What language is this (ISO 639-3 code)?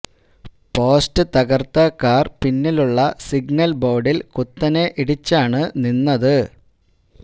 mal